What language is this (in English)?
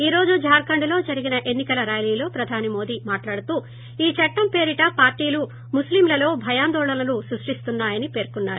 Telugu